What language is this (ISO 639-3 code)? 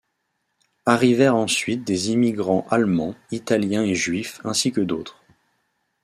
fra